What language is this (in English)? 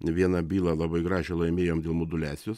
Lithuanian